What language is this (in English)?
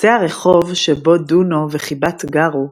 Hebrew